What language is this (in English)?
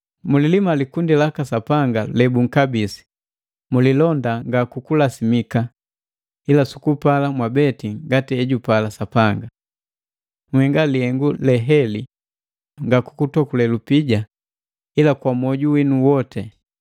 Matengo